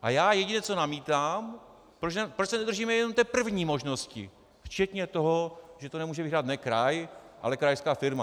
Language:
Czech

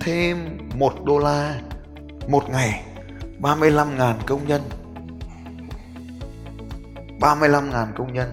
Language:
Vietnamese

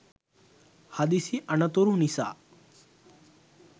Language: Sinhala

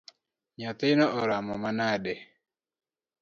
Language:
Luo (Kenya and Tanzania)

